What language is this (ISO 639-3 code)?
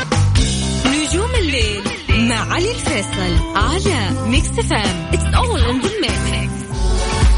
ara